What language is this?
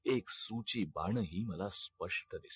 Marathi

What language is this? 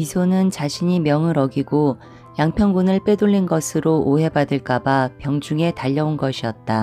Korean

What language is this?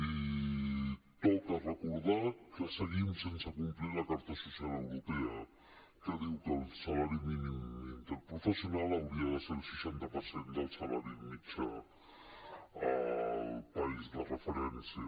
Catalan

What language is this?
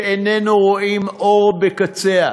Hebrew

